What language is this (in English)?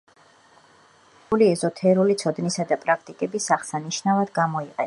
Georgian